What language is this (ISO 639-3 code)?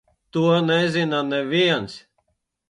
lav